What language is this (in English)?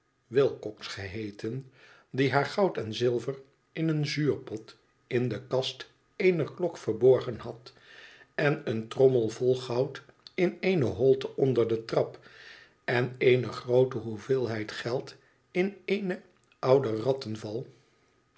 Dutch